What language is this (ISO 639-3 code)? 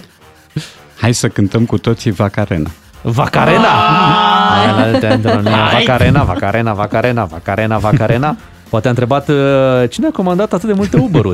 ron